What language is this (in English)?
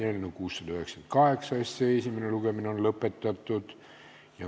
Estonian